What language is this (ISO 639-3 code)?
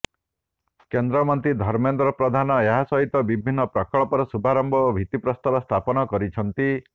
ori